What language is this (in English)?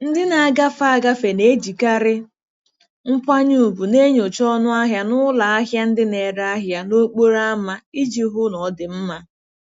Igbo